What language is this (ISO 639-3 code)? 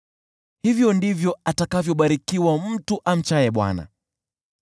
swa